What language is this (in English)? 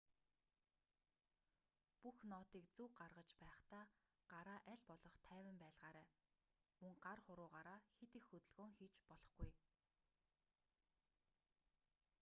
Mongolian